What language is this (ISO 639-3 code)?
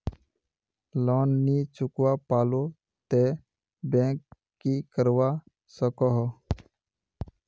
mag